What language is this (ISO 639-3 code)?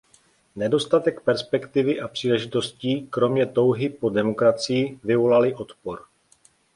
ces